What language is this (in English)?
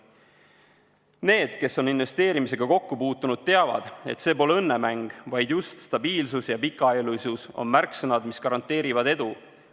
Estonian